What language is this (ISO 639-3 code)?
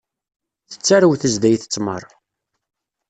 kab